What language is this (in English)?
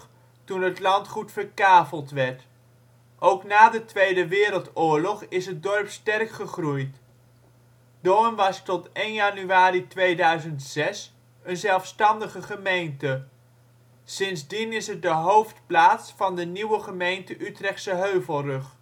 Dutch